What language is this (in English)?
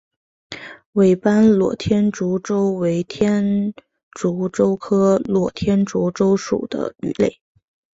Chinese